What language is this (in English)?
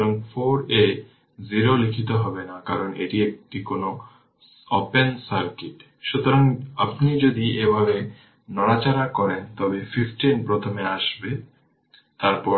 Bangla